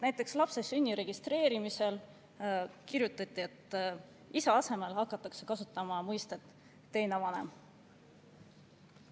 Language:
Estonian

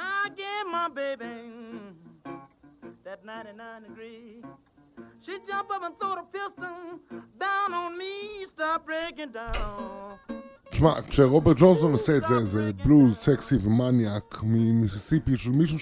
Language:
Hebrew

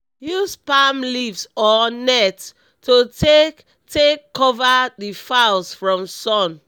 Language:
Nigerian Pidgin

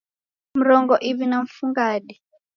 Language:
Taita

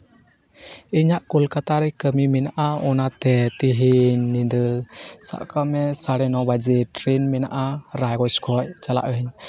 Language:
Santali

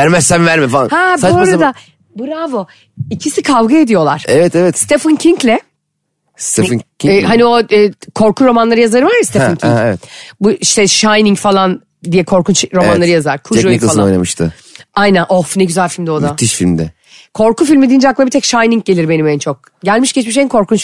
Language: Turkish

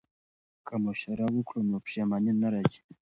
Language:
Pashto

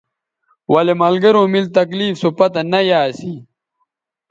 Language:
Bateri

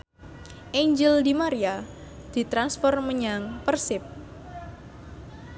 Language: Javanese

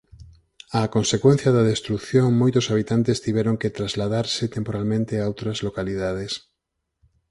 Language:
Galician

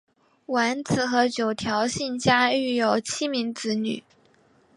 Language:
Chinese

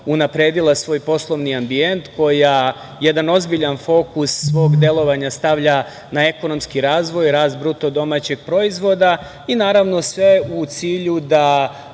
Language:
Serbian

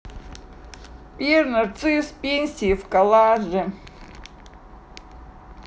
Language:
Russian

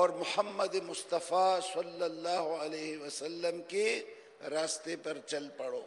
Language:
Arabic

